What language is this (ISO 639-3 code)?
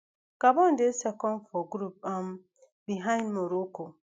pcm